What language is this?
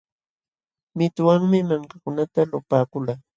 Jauja Wanca Quechua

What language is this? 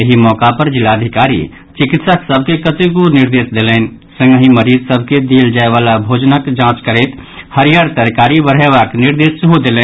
Maithili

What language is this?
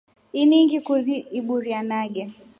Rombo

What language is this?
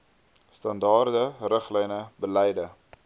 Afrikaans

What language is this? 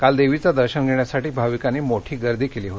Marathi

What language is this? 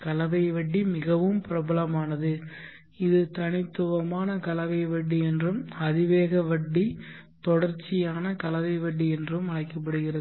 Tamil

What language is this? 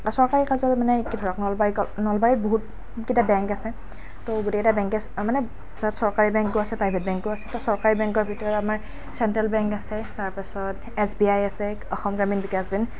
Assamese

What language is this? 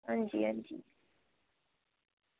Dogri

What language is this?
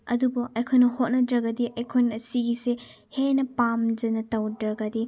Manipuri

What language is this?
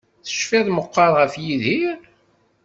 Kabyle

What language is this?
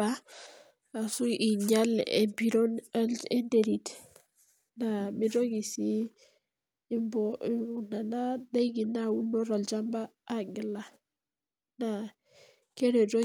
Masai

